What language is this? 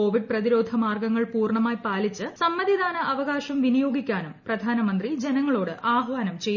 Malayalam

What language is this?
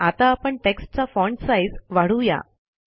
Marathi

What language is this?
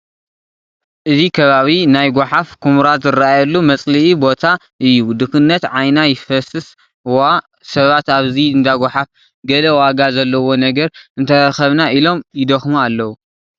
Tigrinya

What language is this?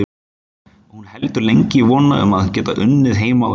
Icelandic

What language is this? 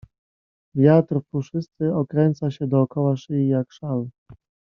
Polish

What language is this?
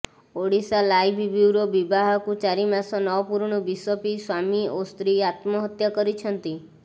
Odia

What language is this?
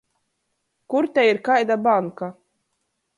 Latgalian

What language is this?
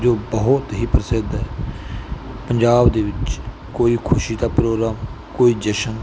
Punjabi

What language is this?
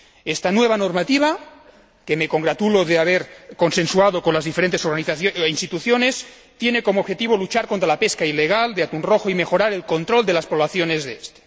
Spanish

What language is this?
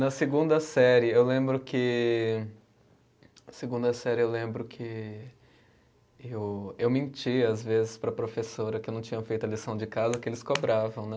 Portuguese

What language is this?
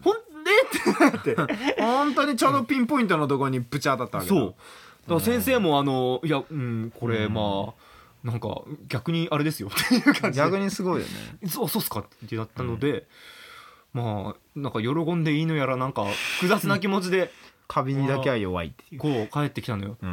Japanese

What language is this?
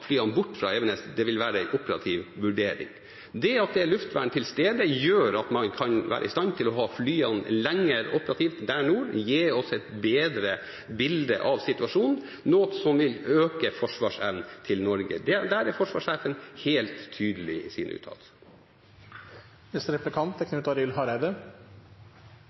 Norwegian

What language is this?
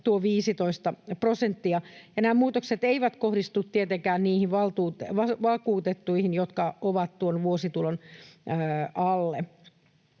Finnish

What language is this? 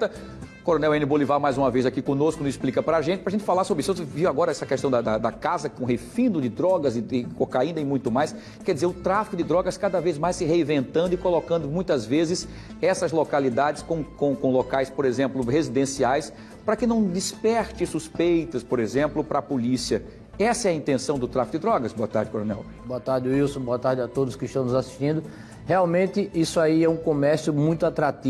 Portuguese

